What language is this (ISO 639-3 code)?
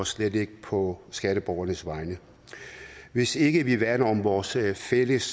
dan